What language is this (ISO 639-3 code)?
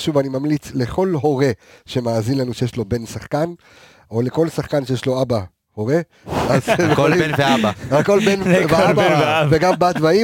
heb